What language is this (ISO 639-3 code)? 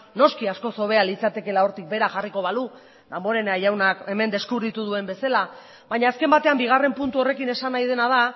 eus